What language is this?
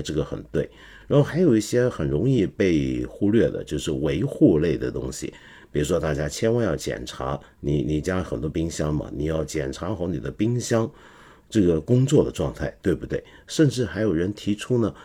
Chinese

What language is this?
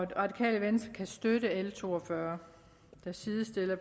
Danish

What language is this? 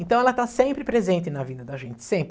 Portuguese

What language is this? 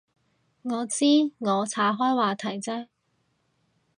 Cantonese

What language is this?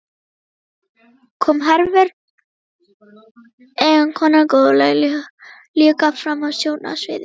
Icelandic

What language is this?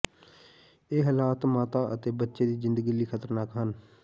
Punjabi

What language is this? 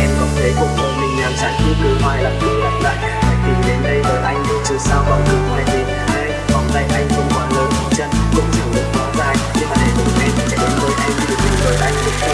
Vietnamese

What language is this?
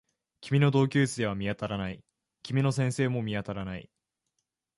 Japanese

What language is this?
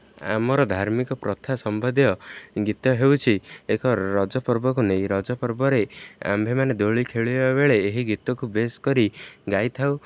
Odia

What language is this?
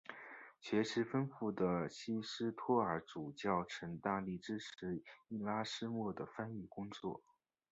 Chinese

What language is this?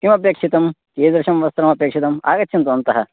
Sanskrit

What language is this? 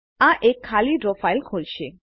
Gujarati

